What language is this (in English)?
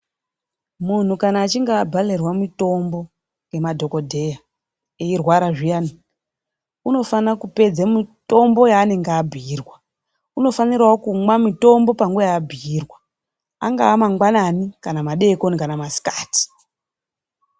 Ndau